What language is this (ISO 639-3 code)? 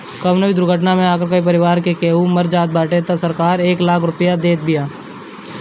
bho